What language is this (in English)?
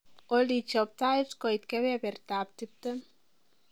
Kalenjin